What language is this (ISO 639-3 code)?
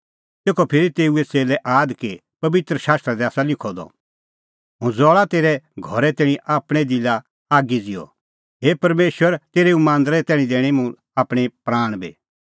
kfx